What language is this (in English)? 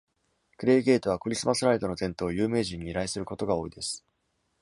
Japanese